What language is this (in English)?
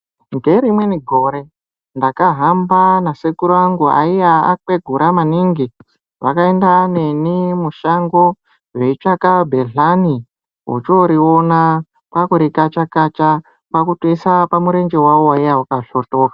Ndau